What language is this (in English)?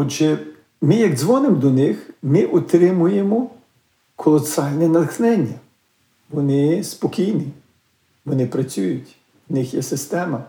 Ukrainian